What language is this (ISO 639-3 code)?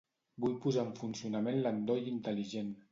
cat